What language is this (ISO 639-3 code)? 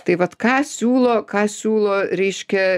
lit